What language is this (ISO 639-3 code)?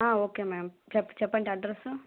tel